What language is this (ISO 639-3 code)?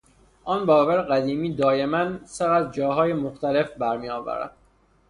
fas